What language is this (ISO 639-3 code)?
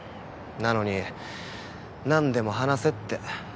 jpn